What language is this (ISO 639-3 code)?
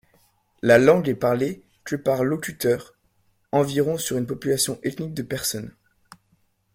fra